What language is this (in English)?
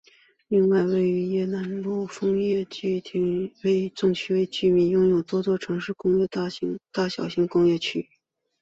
Chinese